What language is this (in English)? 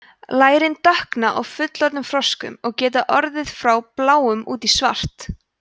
Icelandic